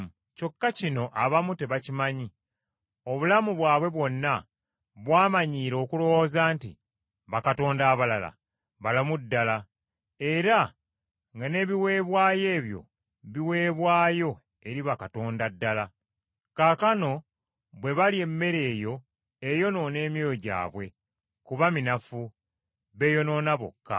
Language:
Ganda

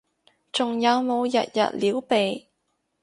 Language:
Cantonese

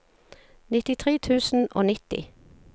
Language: Norwegian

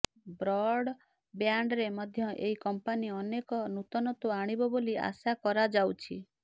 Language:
Odia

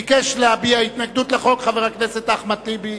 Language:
Hebrew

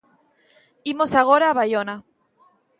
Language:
Galician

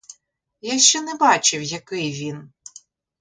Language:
Ukrainian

